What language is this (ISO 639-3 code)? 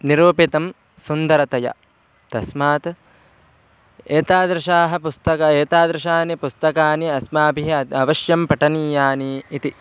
san